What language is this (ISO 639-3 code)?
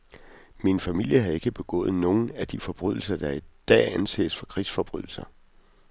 dan